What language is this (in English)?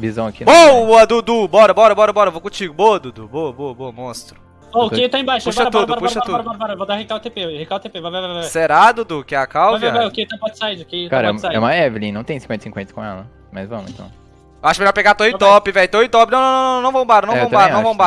Portuguese